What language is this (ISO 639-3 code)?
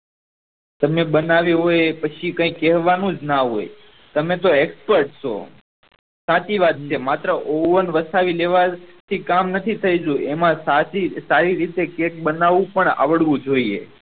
guj